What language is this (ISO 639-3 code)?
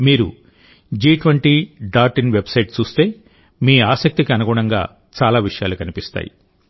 tel